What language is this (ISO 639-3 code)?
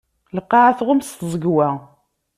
kab